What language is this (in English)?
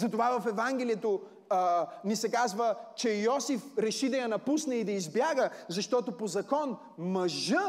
Bulgarian